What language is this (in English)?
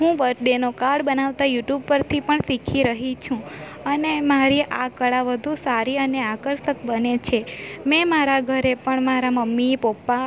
Gujarati